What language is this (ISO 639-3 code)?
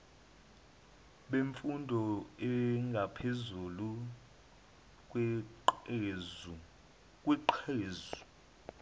zul